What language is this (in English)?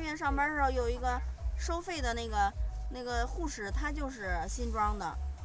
Chinese